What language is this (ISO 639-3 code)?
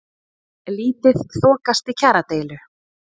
isl